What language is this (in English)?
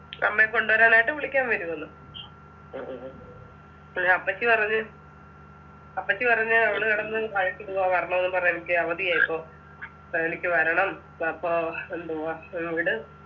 Malayalam